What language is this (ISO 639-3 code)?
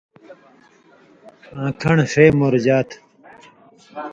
mvy